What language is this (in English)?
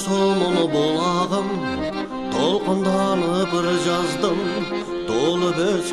Russian